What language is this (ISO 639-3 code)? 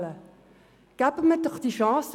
gsw